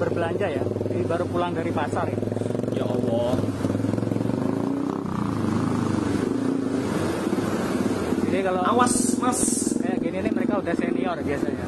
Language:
Indonesian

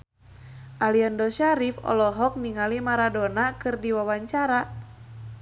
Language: Sundanese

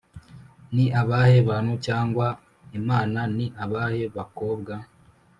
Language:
Kinyarwanda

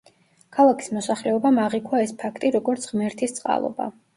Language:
Georgian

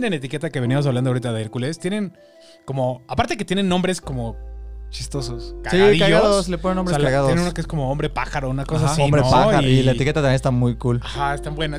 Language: Spanish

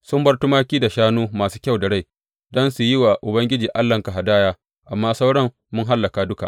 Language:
Hausa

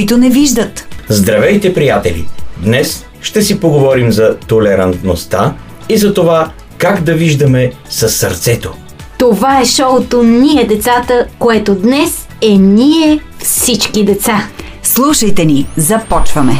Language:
Bulgarian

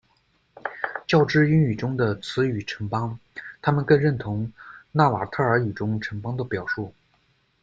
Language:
Chinese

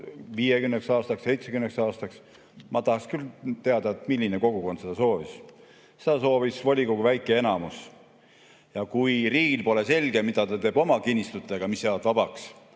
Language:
Estonian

